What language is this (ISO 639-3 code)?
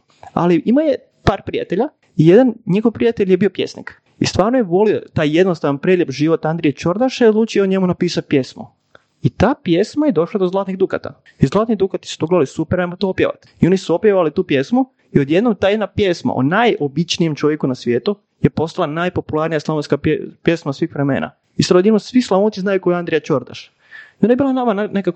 hrv